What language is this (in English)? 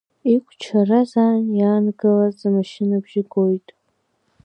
Abkhazian